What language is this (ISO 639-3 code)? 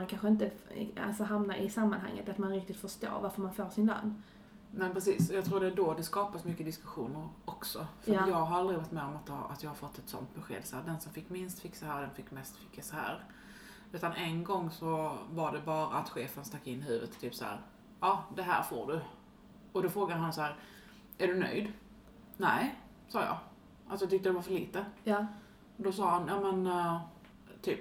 swe